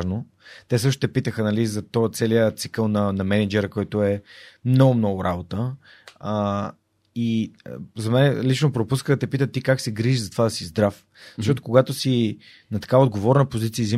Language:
Bulgarian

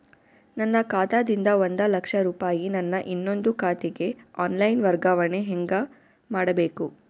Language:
Kannada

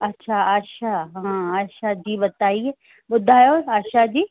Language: Sindhi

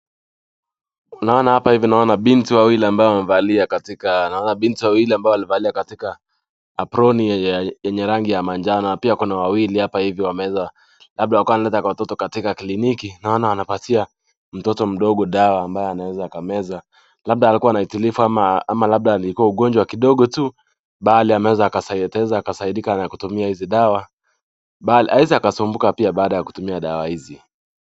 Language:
Swahili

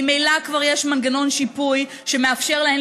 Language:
Hebrew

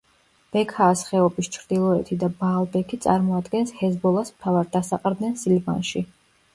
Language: Georgian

